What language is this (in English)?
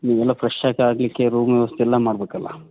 Kannada